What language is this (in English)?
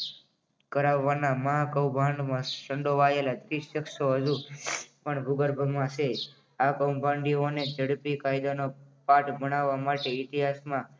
Gujarati